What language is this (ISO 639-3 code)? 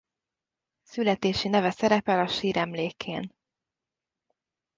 hun